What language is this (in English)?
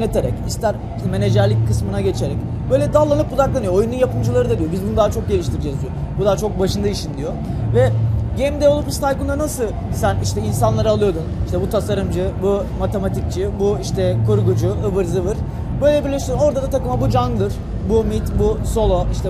Turkish